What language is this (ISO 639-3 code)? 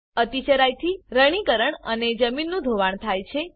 guj